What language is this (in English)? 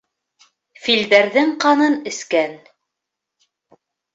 Bashkir